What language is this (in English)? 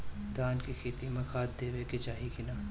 Bhojpuri